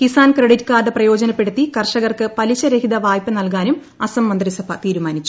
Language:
Malayalam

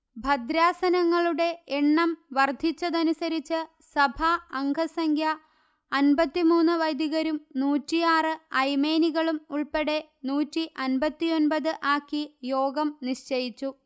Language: Malayalam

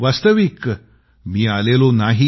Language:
Marathi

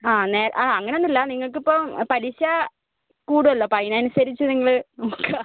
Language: Malayalam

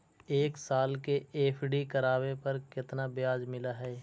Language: Magahi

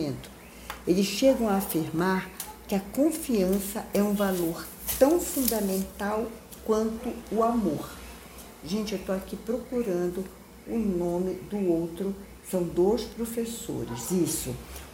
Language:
Portuguese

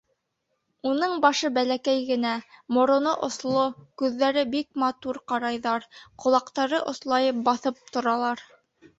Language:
Bashkir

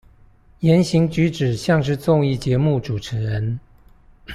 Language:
Chinese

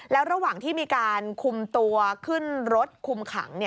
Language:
Thai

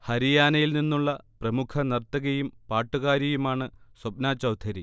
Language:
Malayalam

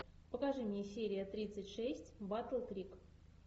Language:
Russian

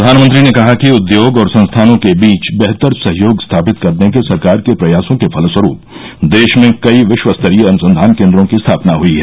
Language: Hindi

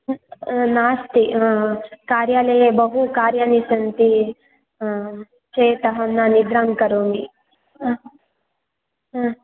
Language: Sanskrit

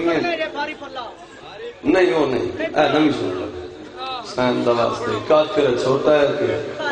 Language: Hindi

